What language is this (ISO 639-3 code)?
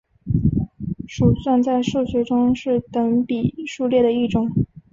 zho